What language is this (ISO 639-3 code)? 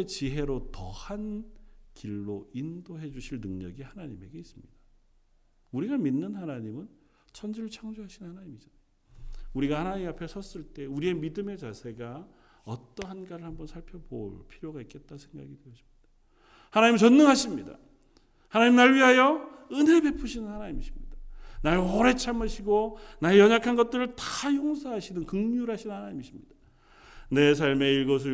kor